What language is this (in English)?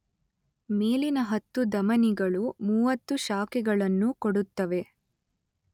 Kannada